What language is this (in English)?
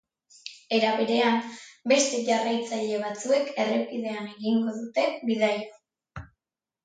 Basque